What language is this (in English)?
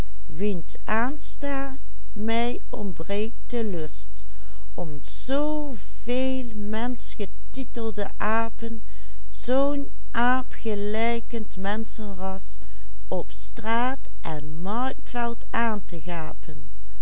Dutch